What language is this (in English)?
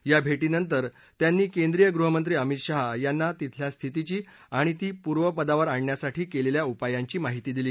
Marathi